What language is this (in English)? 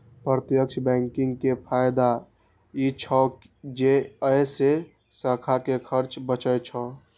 Maithili